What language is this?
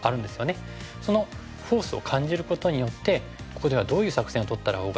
Japanese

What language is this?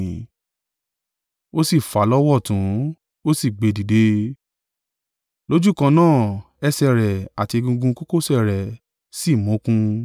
Yoruba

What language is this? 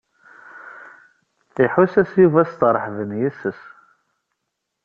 Kabyle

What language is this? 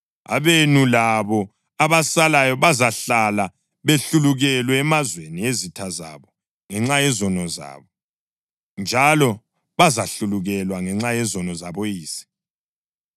North Ndebele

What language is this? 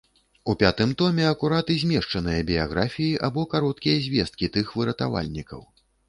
Belarusian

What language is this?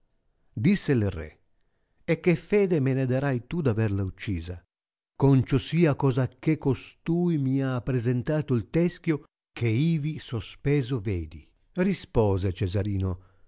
Italian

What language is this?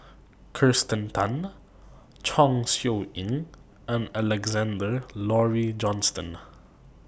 English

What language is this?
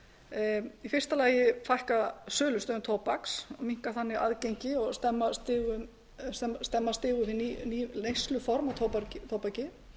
Icelandic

